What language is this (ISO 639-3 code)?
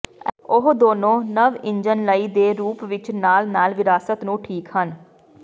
pan